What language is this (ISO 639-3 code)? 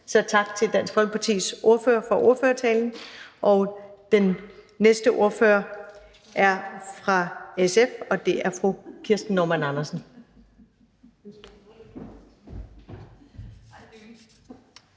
dan